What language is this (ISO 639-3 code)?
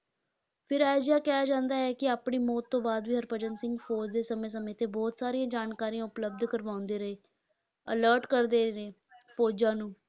pan